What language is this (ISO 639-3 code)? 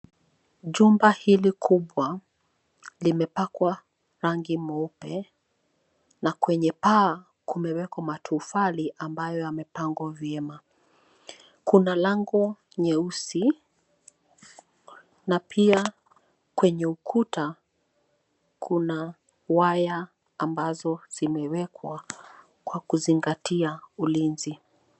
swa